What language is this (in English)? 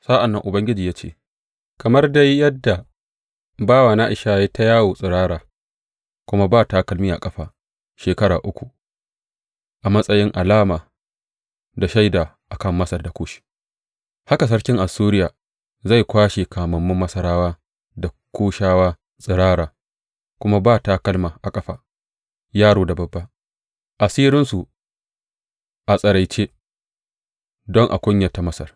Hausa